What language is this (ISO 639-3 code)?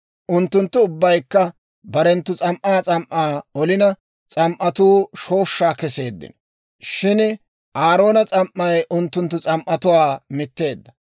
dwr